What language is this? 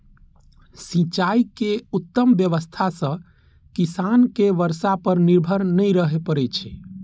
Maithili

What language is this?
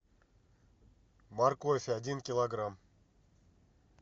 Russian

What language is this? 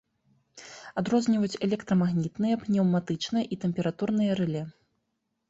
Belarusian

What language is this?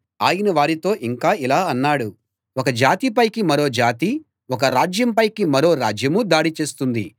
Telugu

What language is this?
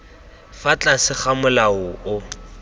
Tswana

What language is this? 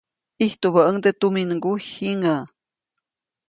Copainalá Zoque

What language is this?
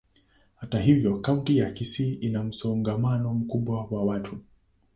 Swahili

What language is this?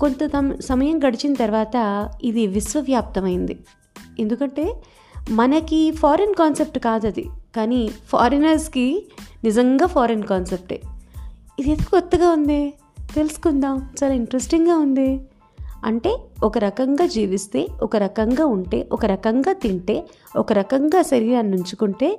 Telugu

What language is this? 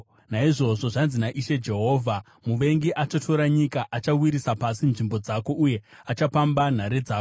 Shona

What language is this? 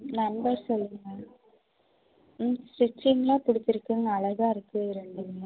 Tamil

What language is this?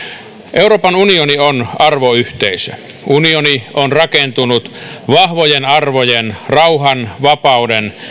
Finnish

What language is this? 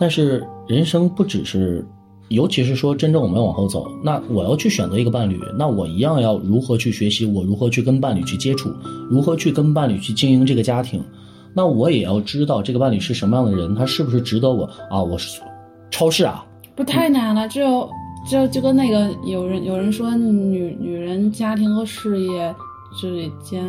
Chinese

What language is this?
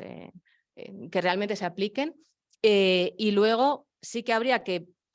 Spanish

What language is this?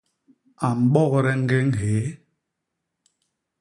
Basaa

